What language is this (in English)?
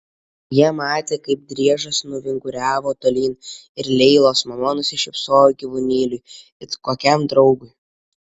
Lithuanian